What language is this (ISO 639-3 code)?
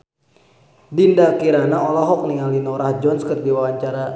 sun